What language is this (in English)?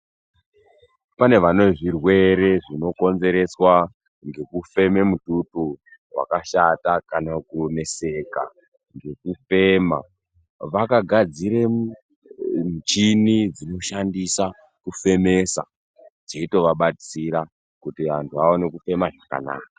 Ndau